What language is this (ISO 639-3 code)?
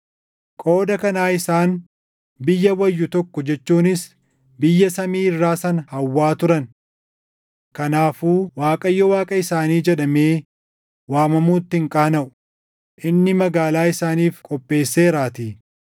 orm